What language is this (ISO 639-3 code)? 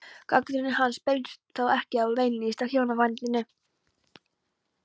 isl